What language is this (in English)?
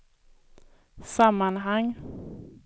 Swedish